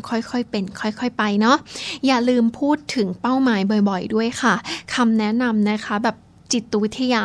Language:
Thai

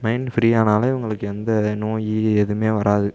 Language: Tamil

